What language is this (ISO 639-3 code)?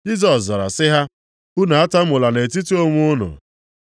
ibo